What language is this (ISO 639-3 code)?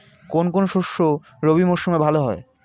ben